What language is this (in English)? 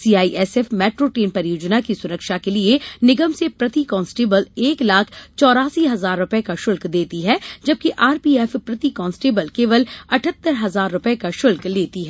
Hindi